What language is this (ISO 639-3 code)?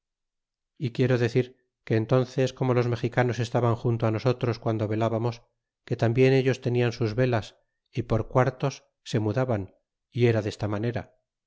spa